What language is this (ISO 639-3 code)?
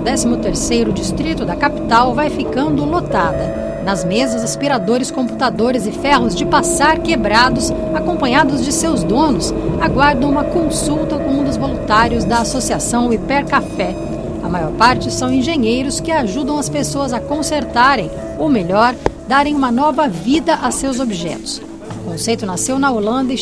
por